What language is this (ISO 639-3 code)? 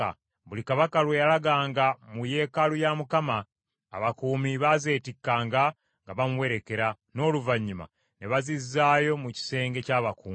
lug